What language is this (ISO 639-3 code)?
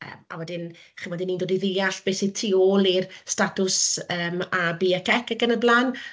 cym